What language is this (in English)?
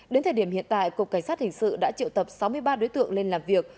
Vietnamese